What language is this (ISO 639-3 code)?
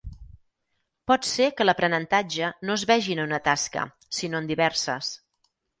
cat